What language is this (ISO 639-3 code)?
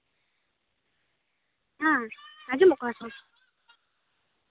sat